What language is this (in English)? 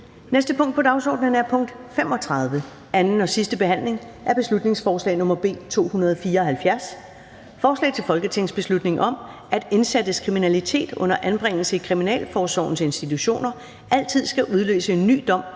Danish